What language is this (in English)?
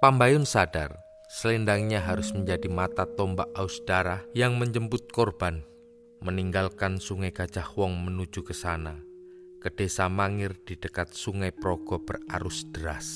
Indonesian